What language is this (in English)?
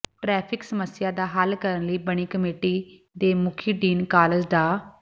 Punjabi